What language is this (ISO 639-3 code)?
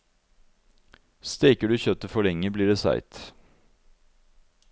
nor